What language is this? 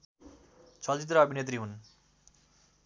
Nepali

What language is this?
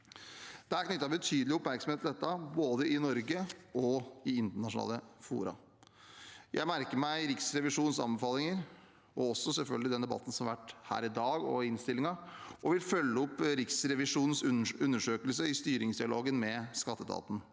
Norwegian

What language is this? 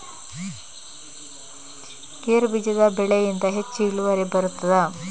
Kannada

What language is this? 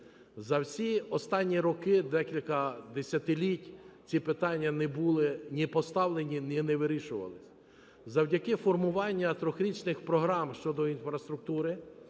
Ukrainian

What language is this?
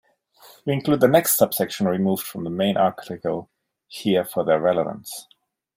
English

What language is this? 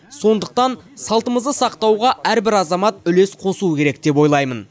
Kazakh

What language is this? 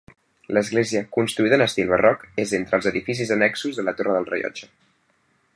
Catalan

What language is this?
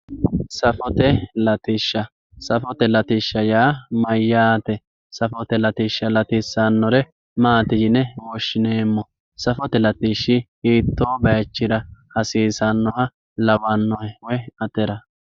Sidamo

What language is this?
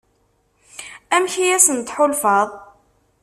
Kabyle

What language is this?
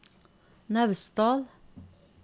Norwegian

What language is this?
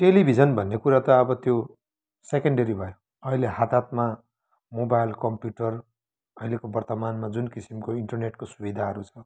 Nepali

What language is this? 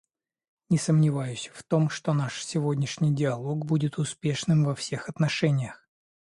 Russian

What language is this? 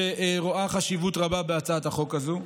Hebrew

